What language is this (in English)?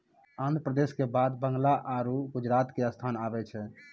Maithili